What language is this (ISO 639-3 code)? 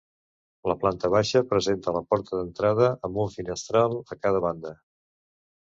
cat